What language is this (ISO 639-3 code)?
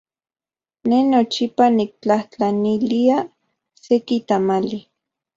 ncx